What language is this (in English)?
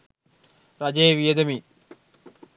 Sinhala